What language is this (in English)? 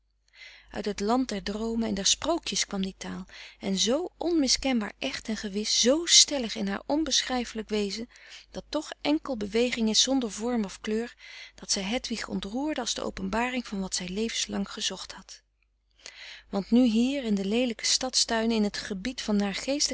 Dutch